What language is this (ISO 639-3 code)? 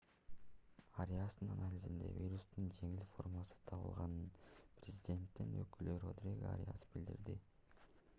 kir